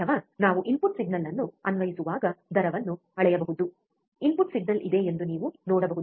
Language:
Kannada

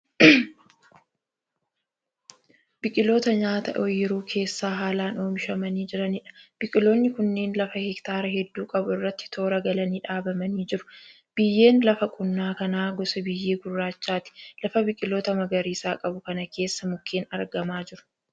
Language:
Oromo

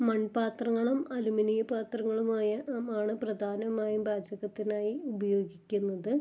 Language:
Malayalam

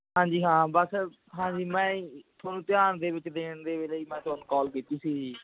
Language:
Punjabi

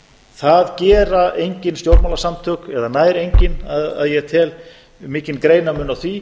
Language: Icelandic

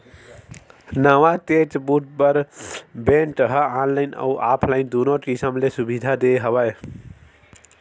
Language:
Chhattisgarhi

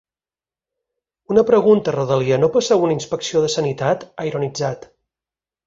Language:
Catalan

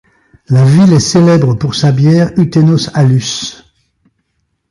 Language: French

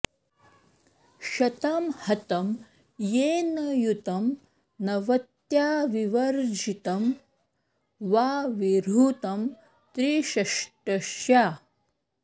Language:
Sanskrit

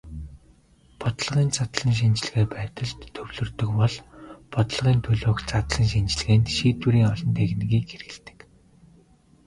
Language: Mongolian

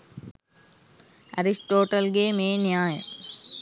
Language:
Sinhala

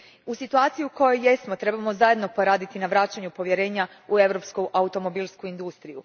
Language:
Croatian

